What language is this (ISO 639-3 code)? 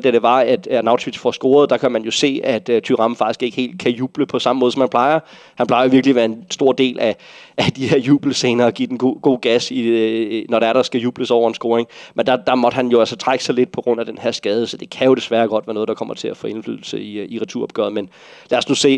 dan